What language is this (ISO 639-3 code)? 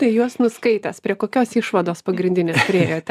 lit